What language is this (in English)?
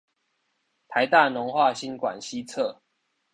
Chinese